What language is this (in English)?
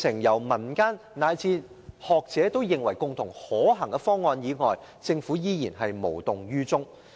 Cantonese